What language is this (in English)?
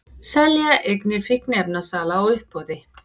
Icelandic